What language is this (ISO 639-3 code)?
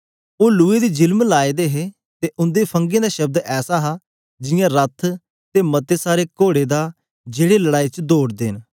doi